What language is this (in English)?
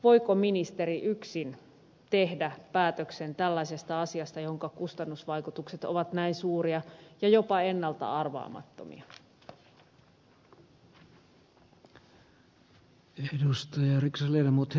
Finnish